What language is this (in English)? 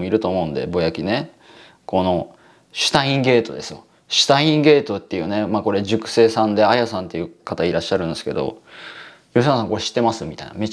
Japanese